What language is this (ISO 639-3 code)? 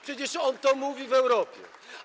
pol